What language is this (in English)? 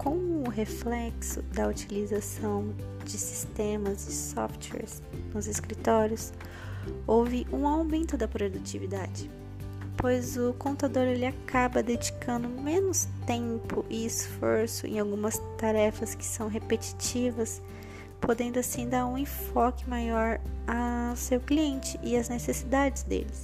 Portuguese